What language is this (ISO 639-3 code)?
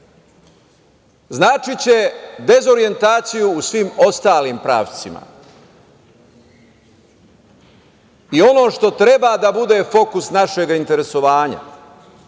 srp